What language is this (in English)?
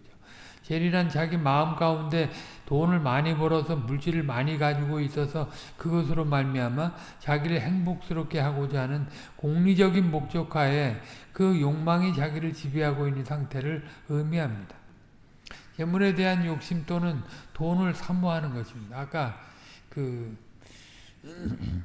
Korean